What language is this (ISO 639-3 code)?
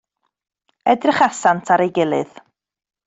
cym